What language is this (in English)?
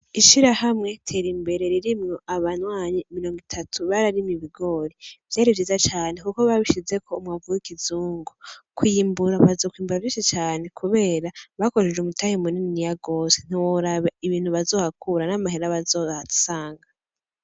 Rundi